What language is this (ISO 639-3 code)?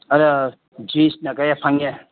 mni